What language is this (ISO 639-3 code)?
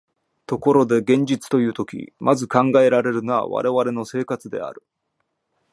jpn